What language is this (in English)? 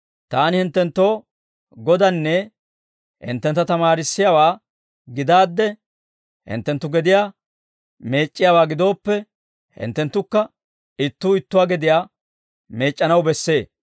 Dawro